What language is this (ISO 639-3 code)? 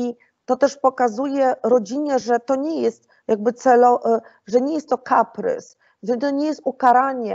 pol